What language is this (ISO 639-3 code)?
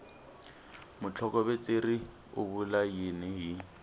tso